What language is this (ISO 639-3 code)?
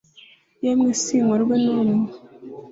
kin